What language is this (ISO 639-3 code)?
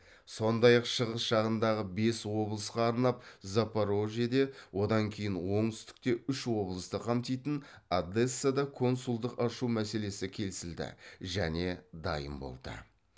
kaz